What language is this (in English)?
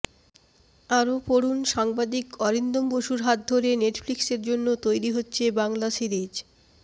Bangla